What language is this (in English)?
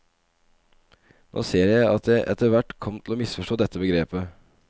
Norwegian